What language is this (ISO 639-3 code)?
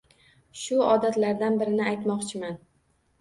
uzb